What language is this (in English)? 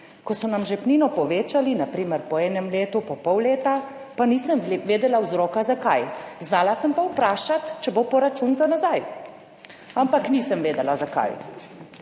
Slovenian